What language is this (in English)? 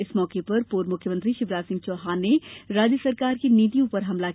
Hindi